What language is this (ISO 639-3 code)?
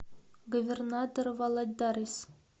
rus